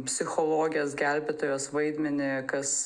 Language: Lithuanian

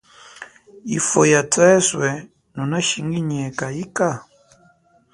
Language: Chokwe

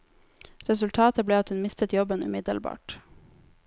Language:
Norwegian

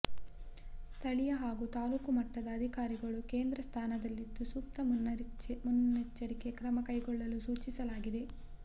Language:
Kannada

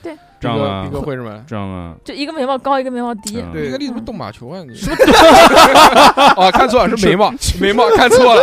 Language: Chinese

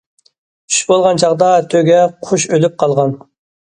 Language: Uyghur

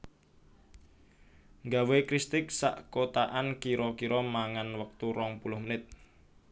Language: Javanese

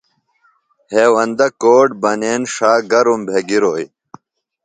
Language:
Phalura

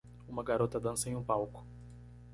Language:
Portuguese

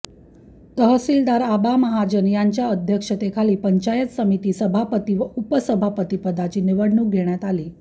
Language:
Marathi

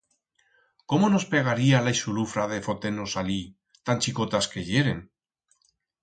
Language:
Aragonese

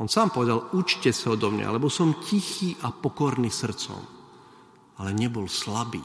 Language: Slovak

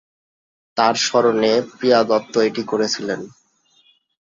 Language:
Bangla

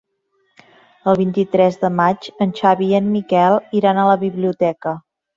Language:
Catalan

